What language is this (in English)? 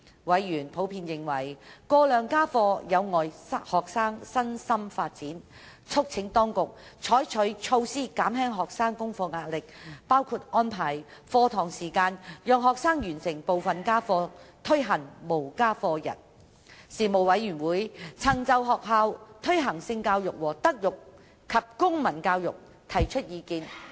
Cantonese